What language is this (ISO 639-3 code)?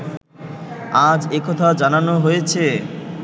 ben